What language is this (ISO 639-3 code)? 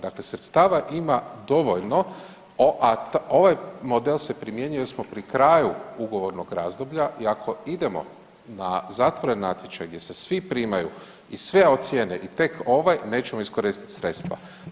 hrv